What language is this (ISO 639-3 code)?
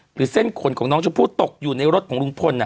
tha